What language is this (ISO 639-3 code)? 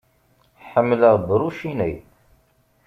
kab